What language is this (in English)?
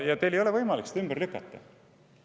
Estonian